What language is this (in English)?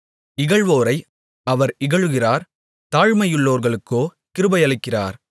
Tamil